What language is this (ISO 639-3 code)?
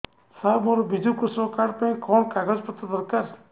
ori